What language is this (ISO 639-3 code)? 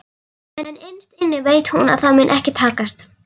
isl